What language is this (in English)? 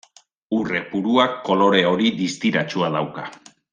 Basque